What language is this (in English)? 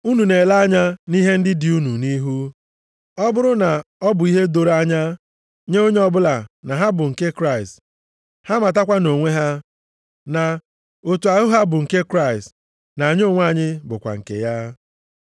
Igbo